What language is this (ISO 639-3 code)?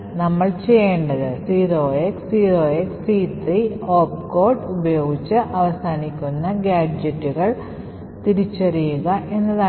mal